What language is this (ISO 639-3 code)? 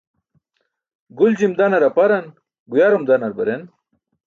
bsk